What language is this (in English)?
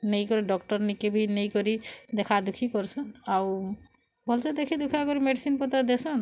Odia